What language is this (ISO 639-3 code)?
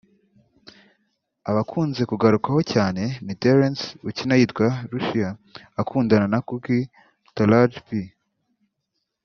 kin